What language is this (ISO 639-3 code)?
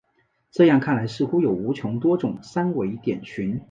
zho